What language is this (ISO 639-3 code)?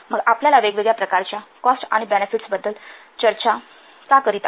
mar